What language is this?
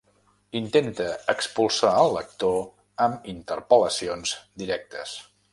Catalan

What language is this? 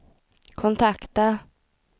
Swedish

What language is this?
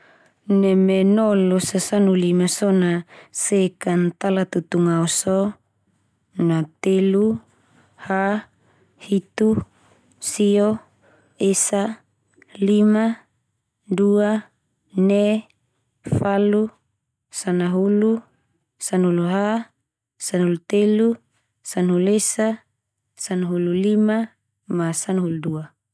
Termanu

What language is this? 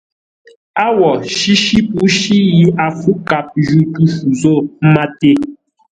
Ngombale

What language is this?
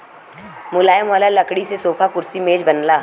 Bhojpuri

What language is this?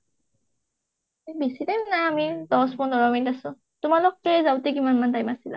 Assamese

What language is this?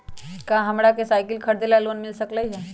Magahi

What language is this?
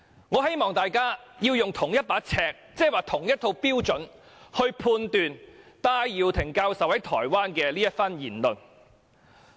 Cantonese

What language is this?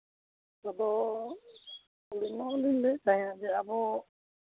Santali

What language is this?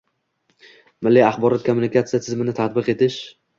Uzbek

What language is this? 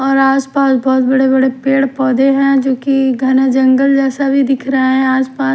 Hindi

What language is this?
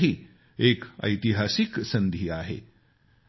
Marathi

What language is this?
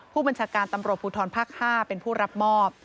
Thai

